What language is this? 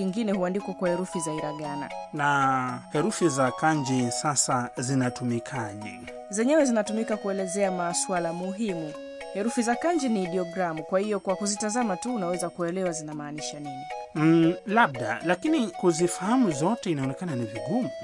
Swahili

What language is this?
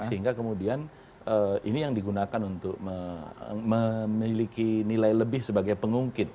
Indonesian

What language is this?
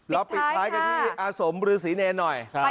Thai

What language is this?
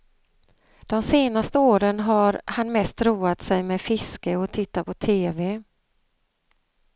Swedish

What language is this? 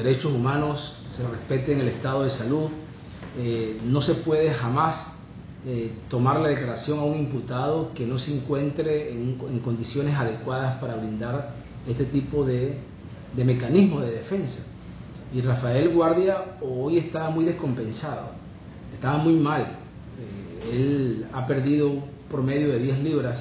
Spanish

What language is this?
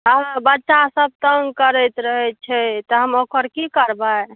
Maithili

